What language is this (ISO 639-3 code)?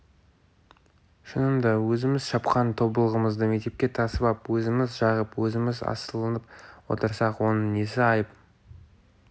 kaz